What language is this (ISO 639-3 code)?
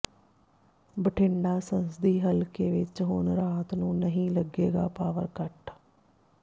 pan